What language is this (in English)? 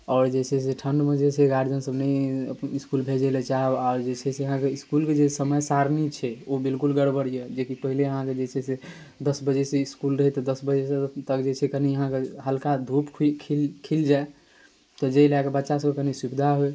Maithili